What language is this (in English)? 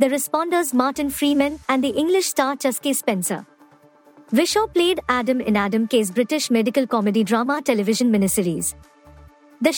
English